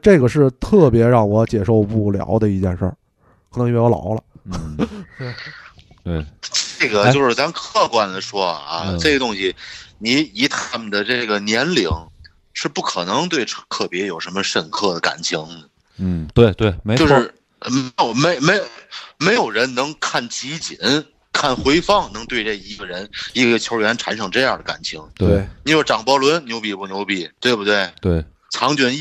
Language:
Chinese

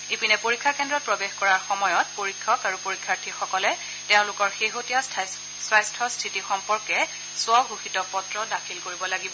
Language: Assamese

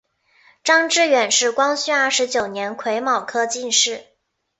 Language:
Chinese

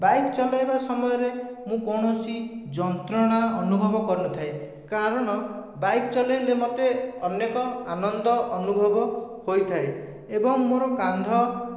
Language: Odia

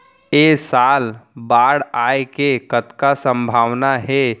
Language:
Chhattisgarhi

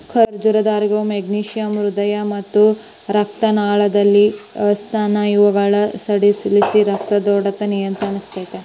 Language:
Kannada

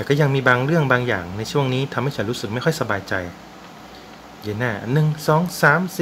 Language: Thai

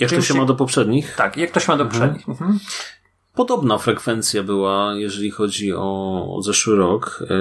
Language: Polish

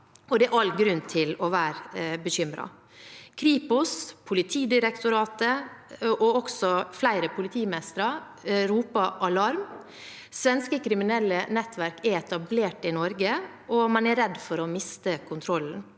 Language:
Norwegian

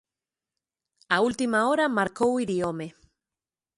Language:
Galician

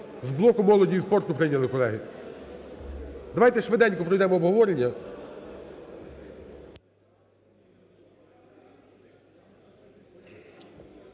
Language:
Ukrainian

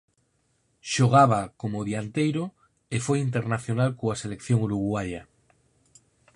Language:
Galician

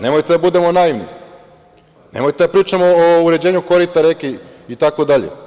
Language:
Serbian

